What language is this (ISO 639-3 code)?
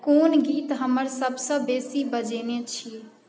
mai